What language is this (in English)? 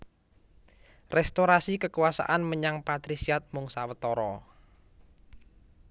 Javanese